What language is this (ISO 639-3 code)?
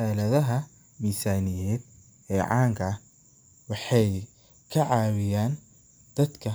som